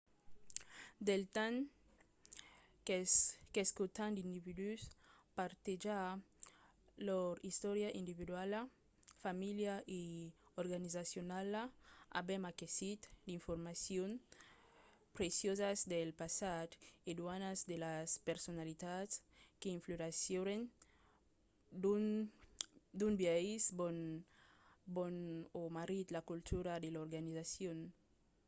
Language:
Occitan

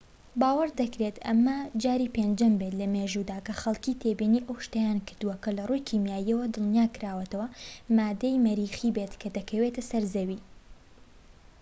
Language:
Central Kurdish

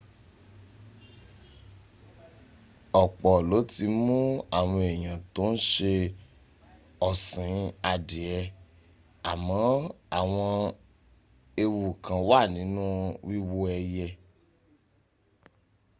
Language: Yoruba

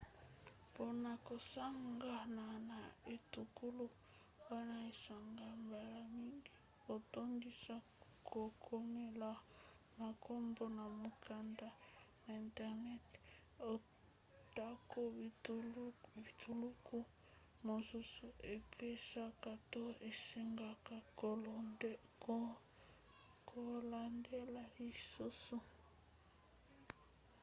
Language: Lingala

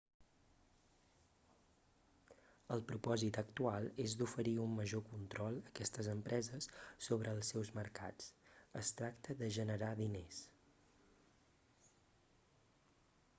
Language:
Catalan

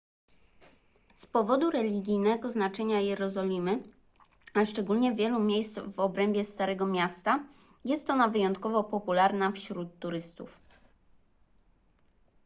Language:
Polish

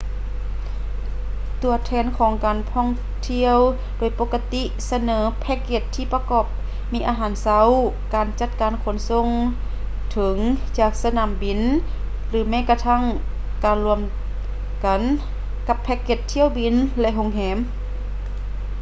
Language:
Lao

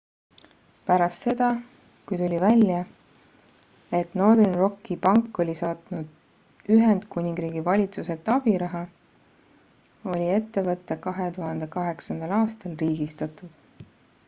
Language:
Estonian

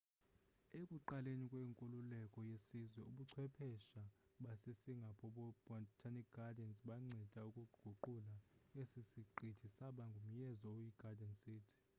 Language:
Xhosa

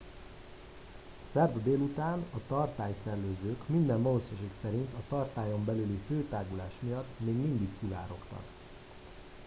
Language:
Hungarian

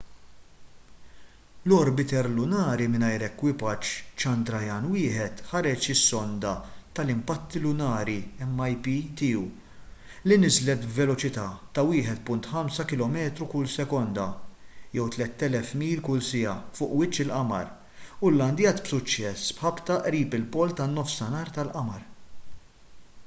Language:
Maltese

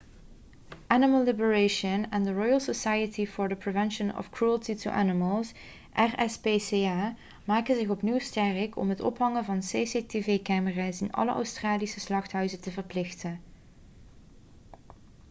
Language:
Dutch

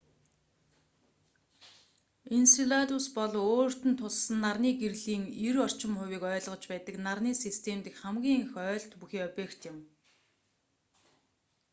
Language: Mongolian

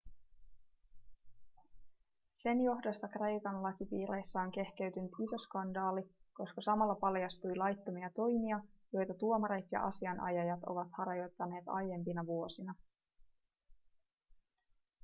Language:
Finnish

